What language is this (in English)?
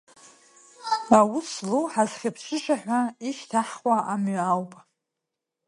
Abkhazian